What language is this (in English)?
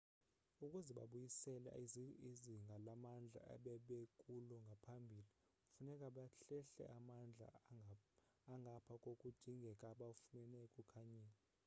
Xhosa